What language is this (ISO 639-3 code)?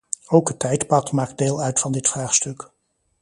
nld